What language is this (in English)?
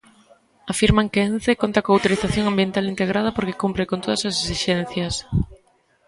Galician